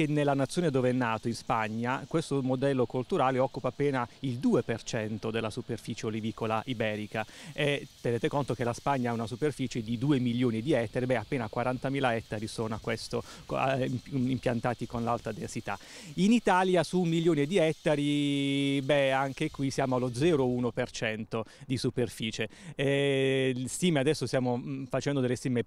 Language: Italian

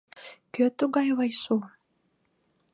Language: Mari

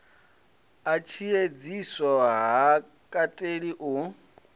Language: Venda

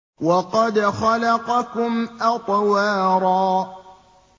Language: Arabic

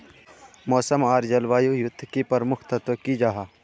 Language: Magahi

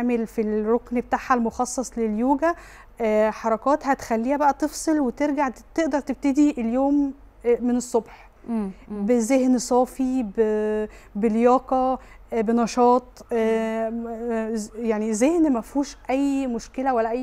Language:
Arabic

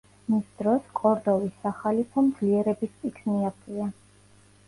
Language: Georgian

